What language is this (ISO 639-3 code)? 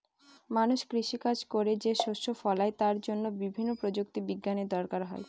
ben